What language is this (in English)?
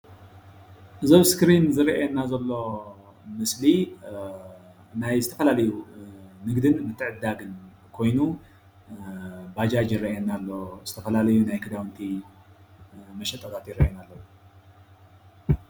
Tigrinya